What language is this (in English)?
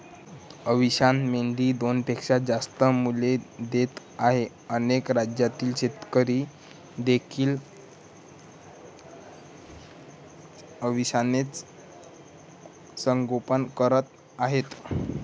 Marathi